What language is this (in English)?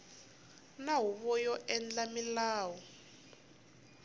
Tsonga